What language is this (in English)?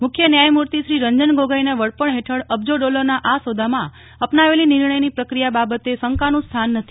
Gujarati